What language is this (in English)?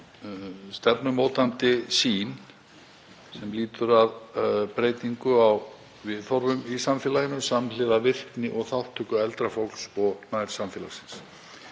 Icelandic